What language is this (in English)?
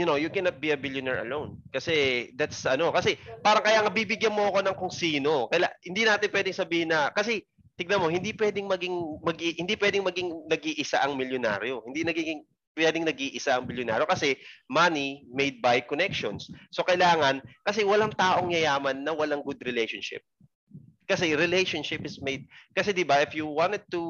Filipino